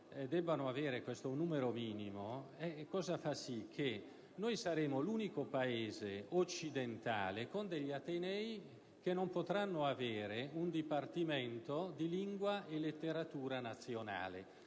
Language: Italian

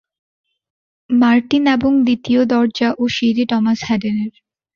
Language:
Bangla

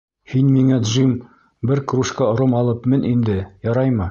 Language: Bashkir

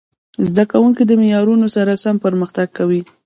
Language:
Pashto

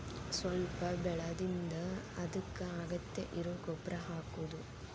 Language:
Kannada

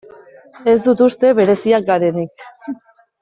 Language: Basque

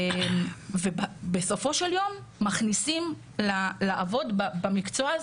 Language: Hebrew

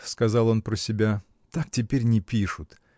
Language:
Russian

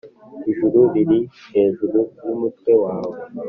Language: Kinyarwanda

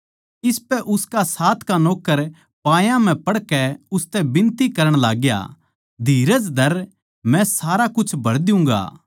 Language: Haryanvi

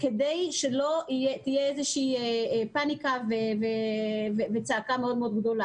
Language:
Hebrew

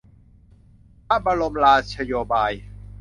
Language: Thai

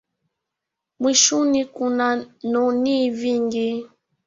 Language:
Swahili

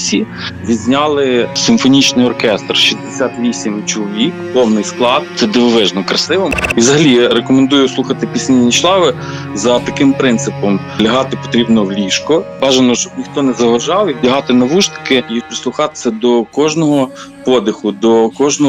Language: Ukrainian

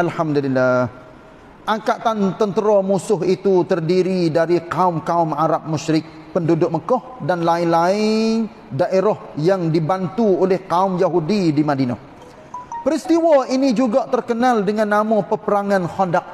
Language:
Malay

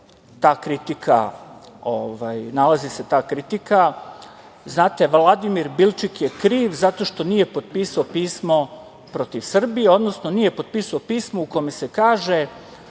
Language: Serbian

